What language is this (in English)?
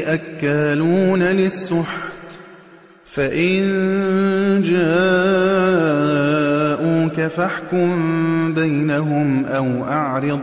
Arabic